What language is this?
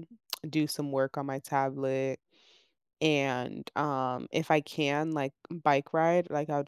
English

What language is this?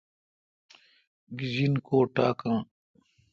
Kalkoti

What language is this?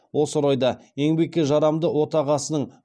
Kazakh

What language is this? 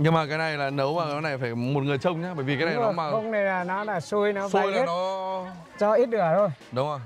Vietnamese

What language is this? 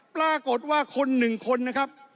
Thai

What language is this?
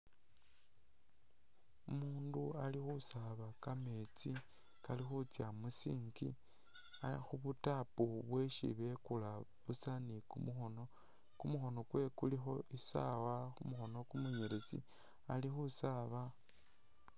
Masaaba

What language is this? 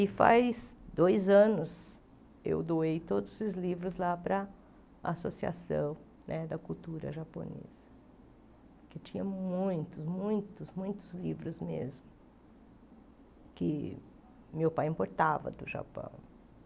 Portuguese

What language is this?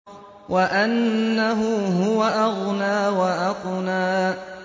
Arabic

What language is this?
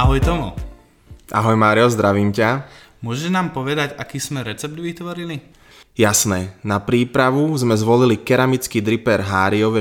Slovak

